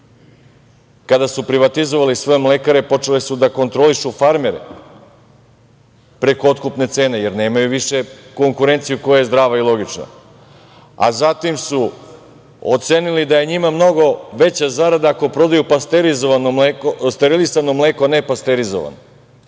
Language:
Serbian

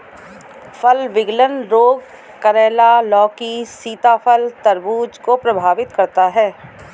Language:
Hindi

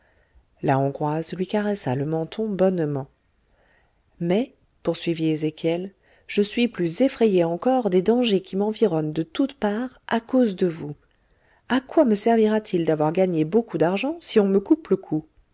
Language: French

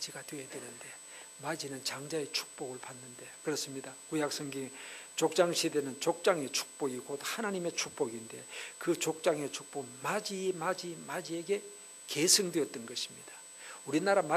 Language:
Korean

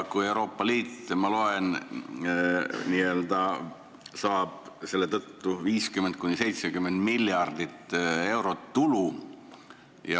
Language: Estonian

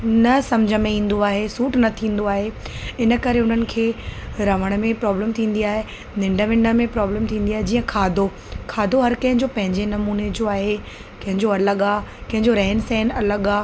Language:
Sindhi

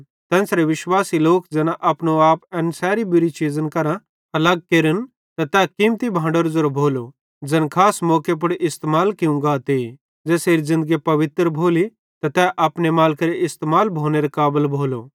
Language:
Bhadrawahi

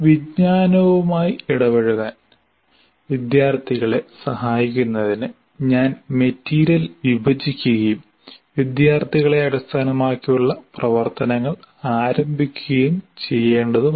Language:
Malayalam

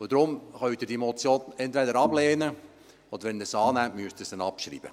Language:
Swiss German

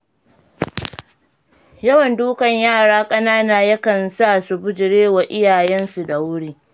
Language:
Hausa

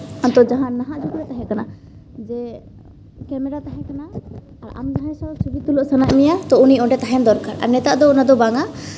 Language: Santali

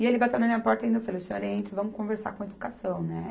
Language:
Portuguese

